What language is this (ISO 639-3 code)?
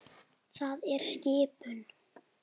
isl